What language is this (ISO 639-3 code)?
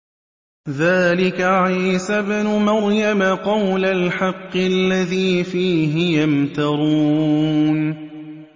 ara